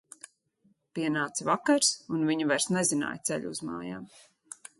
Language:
Latvian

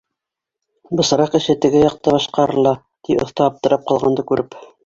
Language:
Bashkir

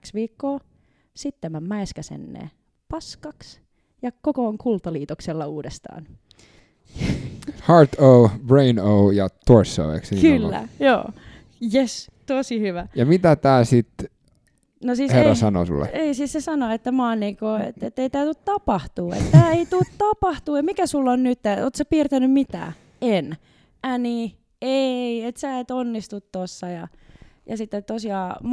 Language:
Finnish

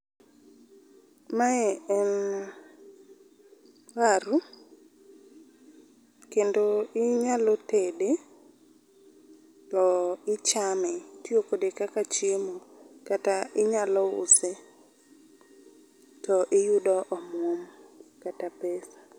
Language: Luo (Kenya and Tanzania)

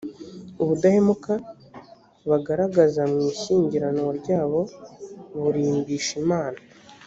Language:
Kinyarwanda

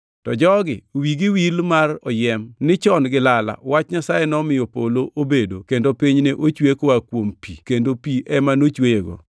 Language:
Luo (Kenya and Tanzania)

